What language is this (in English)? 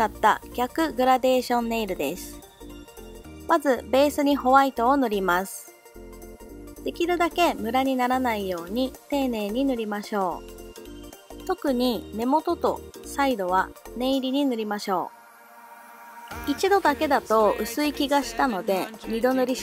Japanese